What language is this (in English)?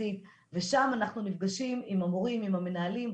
Hebrew